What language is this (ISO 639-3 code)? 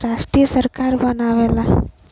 bho